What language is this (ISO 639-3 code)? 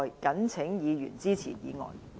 yue